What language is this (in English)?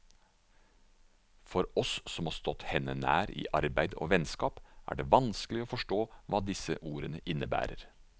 Norwegian